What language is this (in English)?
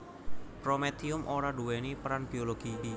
Javanese